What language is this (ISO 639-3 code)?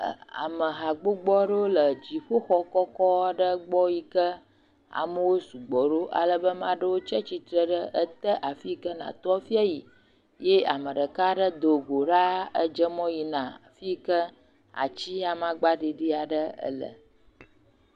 ewe